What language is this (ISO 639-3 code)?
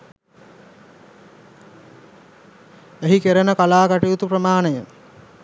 sin